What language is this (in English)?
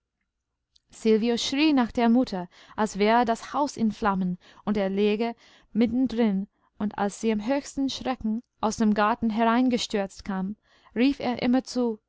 German